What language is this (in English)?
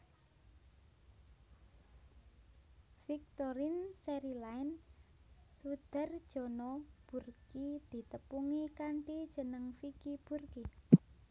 Javanese